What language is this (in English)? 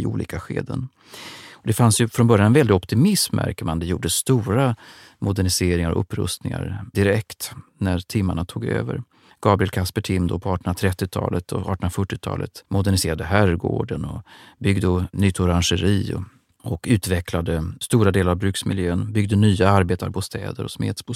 Swedish